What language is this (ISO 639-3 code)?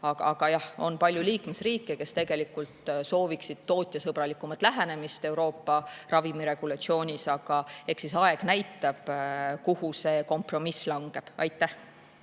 est